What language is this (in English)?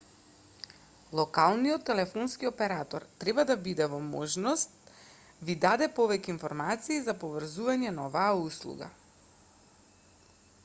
Macedonian